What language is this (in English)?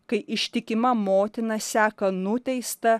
Lithuanian